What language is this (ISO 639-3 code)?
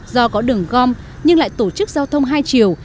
vie